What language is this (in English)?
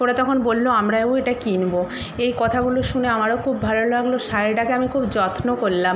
Bangla